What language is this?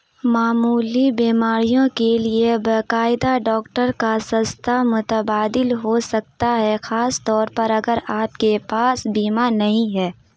Urdu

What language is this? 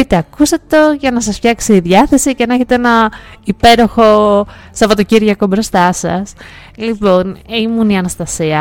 Greek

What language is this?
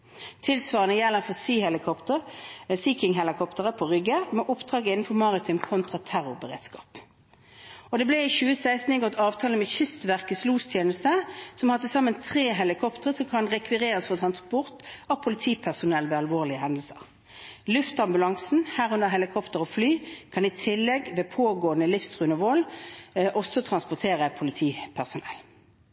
Norwegian Bokmål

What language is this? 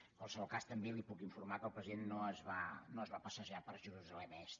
Catalan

